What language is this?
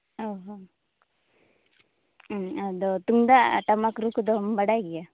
Santali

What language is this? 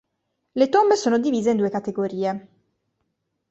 Italian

